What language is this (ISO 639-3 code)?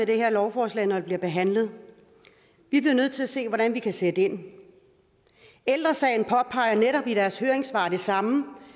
dan